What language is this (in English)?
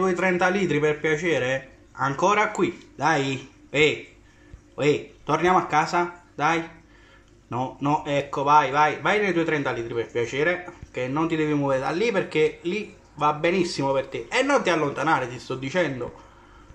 Italian